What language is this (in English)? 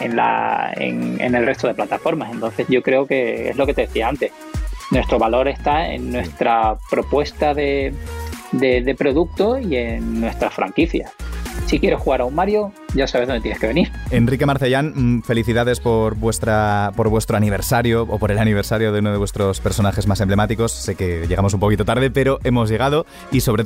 Spanish